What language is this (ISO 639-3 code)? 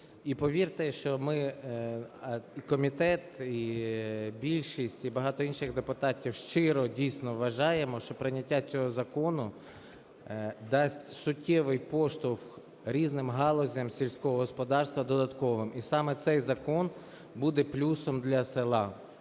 ukr